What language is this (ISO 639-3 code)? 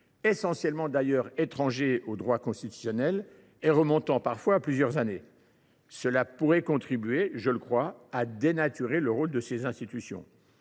fra